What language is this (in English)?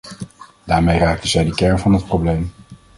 Dutch